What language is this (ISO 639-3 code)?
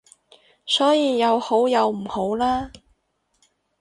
yue